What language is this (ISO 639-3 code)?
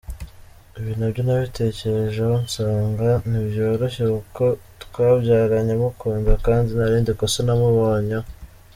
kin